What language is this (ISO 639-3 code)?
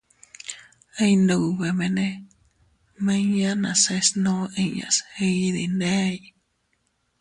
cut